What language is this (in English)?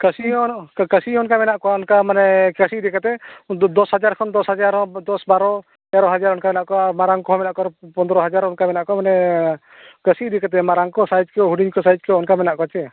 Santali